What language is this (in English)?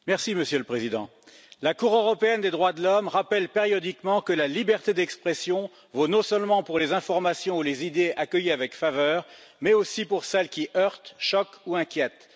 French